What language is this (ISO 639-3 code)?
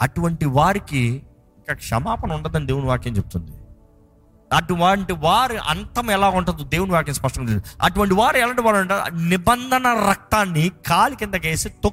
tel